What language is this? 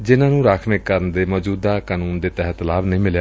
Punjabi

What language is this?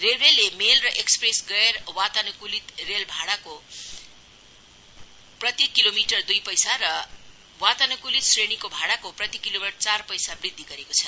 Nepali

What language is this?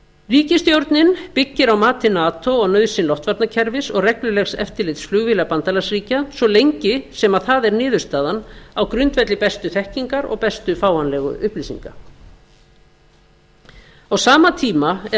Icelandic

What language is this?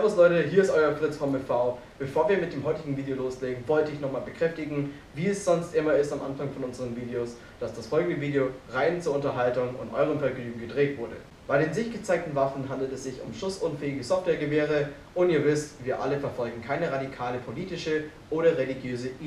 German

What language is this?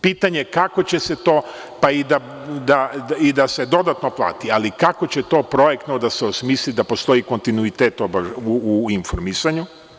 Serbian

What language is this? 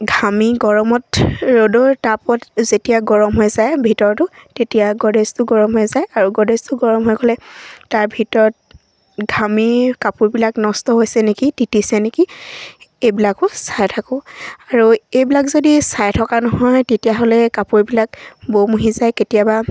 Assamese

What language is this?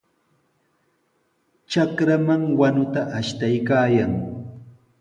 Sihuas Ancash Quechua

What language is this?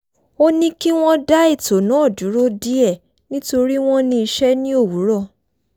Yoruba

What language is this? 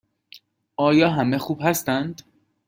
Persian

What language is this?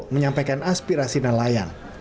Indonesian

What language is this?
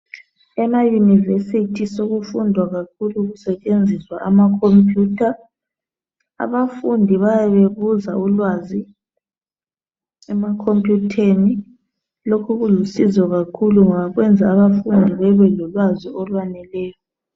North Ndebele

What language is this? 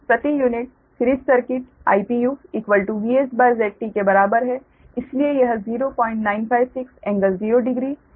Hindi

